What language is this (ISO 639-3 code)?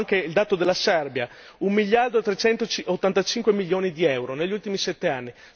ita